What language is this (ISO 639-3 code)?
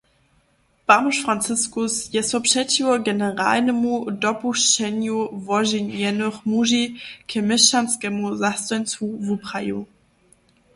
hsb